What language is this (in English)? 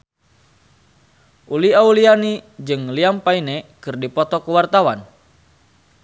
Sundanese